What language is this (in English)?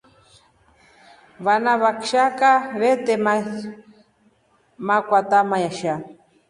Rombo